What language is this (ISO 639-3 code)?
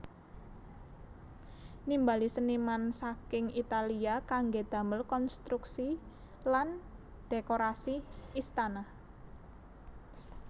jav